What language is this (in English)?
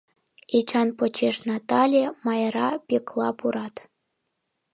Mari